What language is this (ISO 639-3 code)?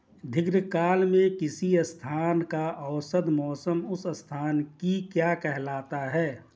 hin